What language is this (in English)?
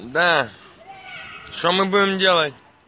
Russian